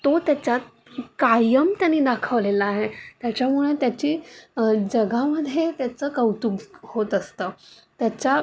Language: Marathi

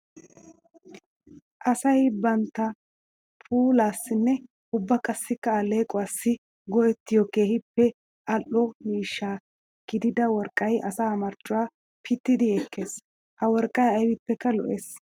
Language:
Wolaytta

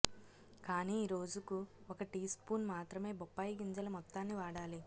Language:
Telugu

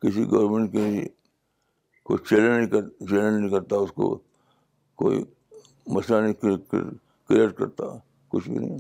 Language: Urdu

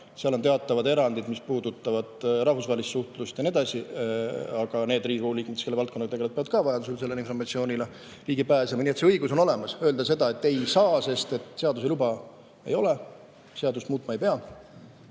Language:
Estonian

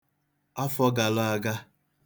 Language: Igbo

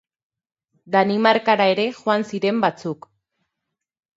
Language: Basque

